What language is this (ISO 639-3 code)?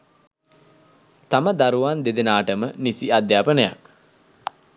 sin